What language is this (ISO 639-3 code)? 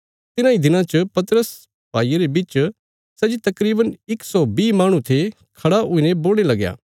kfs